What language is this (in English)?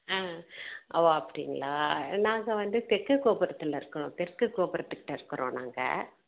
Tamil